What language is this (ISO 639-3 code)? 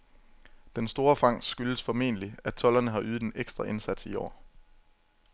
dan